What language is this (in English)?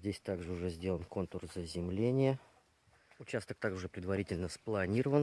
Russian